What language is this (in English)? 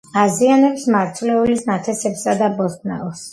Georgian